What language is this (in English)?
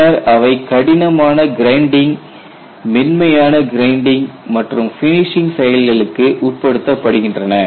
Tamil